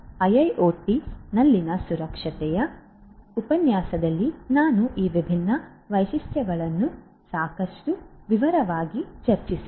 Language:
Kannada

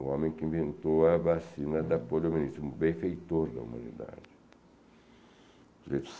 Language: Portuguese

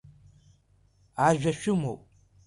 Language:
Abkhazian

